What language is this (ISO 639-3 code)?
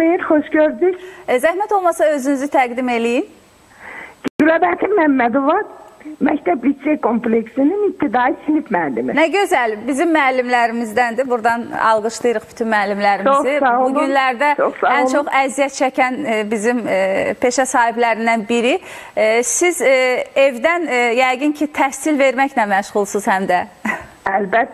tur